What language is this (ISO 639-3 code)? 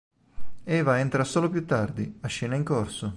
ita